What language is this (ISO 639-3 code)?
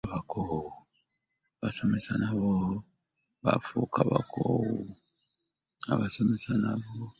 lug